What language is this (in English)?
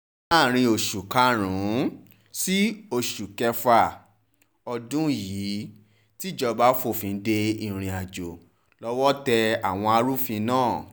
Yoruba